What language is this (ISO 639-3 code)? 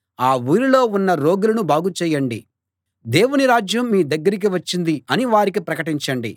tel